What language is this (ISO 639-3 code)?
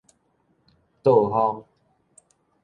nan